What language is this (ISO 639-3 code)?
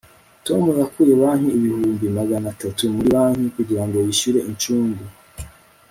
kin